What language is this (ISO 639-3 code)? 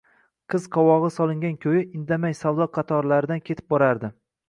uzb